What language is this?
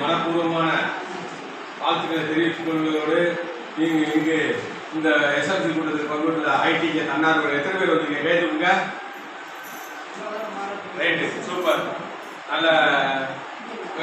Arabic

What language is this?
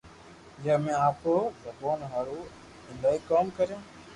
Loarki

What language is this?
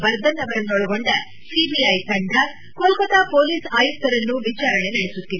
Kannada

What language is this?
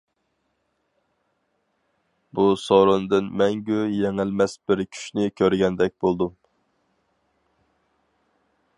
Uyghur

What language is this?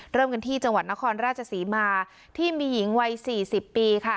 Thai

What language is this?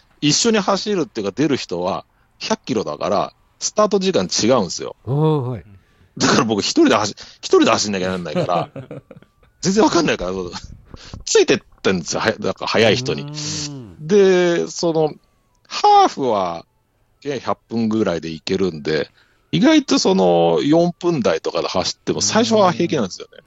Japanese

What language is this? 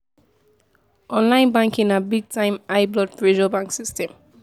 Nigerian Pidgin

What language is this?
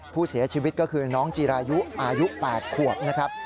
Thai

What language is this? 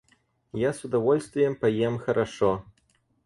Russian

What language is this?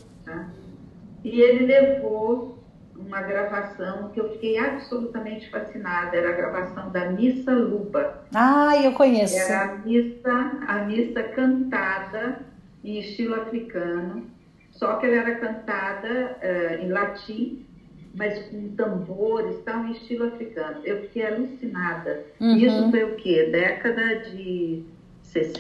Portuguese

